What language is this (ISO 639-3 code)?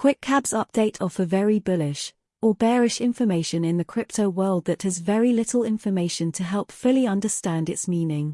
eng